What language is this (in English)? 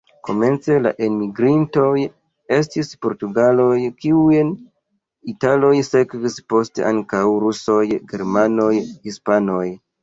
Esperanto